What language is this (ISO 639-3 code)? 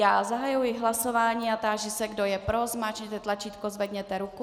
ces